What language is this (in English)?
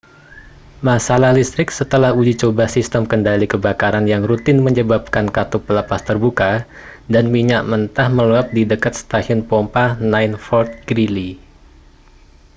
Indonesian